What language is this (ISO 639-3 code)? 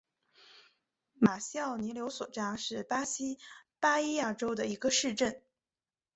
zho